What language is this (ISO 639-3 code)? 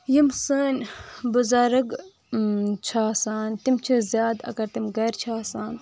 kas